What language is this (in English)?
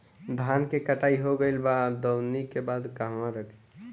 Bhojpuri